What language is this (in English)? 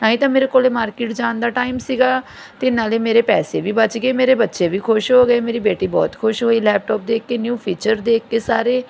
Punjabi